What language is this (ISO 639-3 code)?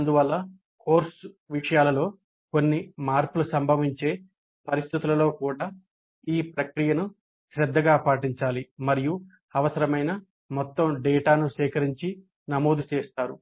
tel